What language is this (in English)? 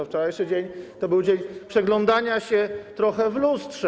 Polish